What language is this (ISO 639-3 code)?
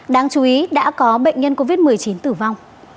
vie